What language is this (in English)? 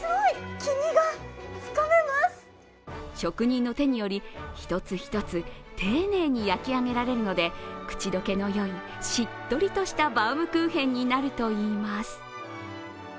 Japanese